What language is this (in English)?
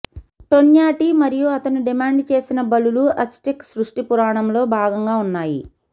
Telugu